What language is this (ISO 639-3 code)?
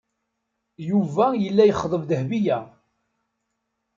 kab